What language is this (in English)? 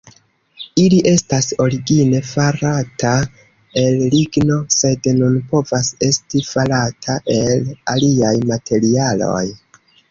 Esperanto